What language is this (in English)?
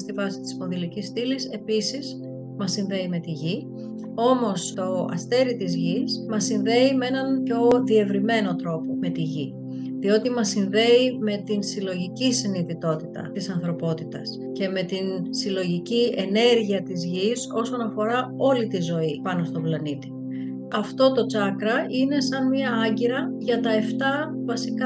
Greek